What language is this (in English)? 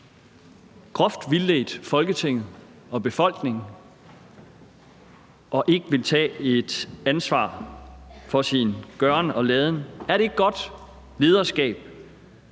Danish